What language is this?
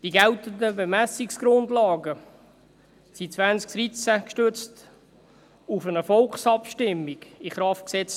Swiss German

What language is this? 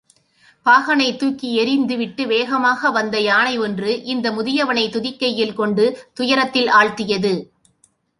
Tamil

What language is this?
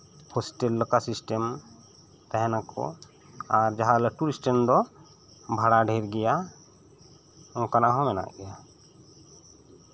Santali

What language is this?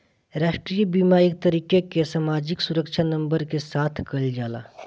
Bhojpuri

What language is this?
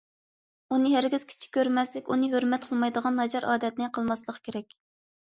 Uyghur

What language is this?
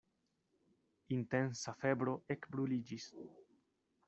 Esperanto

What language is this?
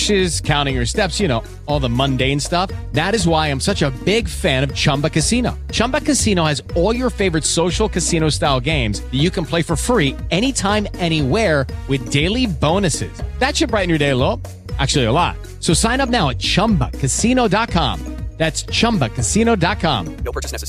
Italian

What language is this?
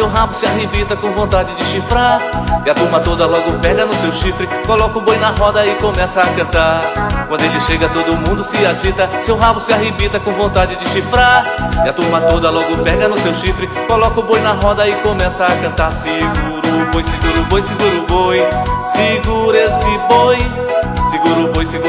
Portuguese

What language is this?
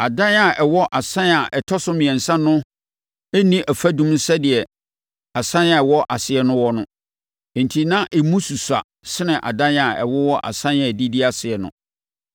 Akan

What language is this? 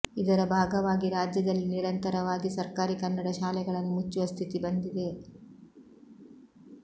Kannada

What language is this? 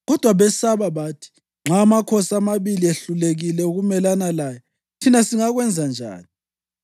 North Ndebele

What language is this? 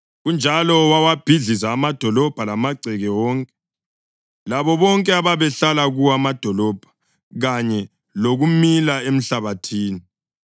North Ndebele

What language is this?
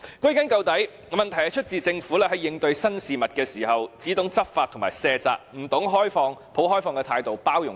Cantonese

